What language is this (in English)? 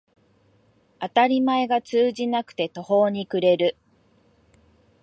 Japanese